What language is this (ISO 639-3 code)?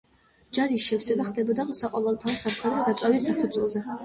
kat